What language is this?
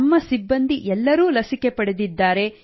Kannada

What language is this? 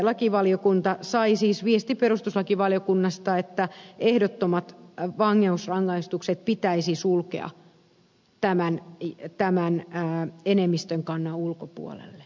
Finnish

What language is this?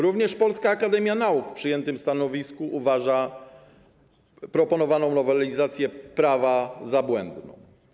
Polish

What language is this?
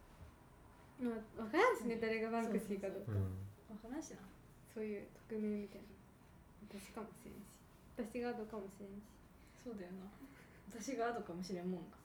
Japanese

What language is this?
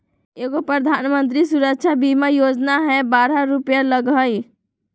Magahi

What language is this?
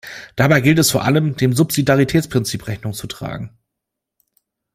German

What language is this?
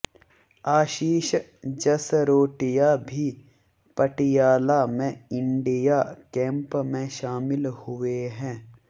Hindi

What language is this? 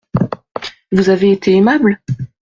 French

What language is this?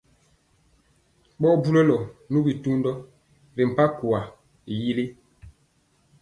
Mpiemo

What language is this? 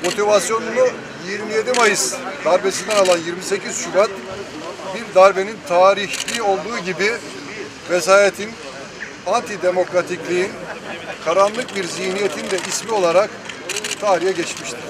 Turkish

